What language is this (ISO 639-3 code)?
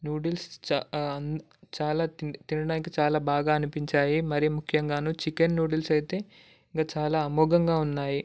tel